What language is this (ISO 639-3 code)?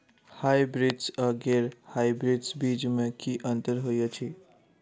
mai